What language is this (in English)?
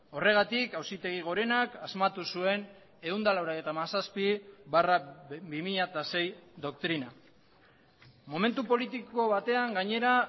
Basque